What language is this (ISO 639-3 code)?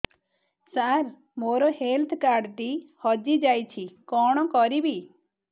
ori